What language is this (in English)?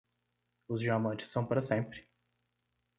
Portuguese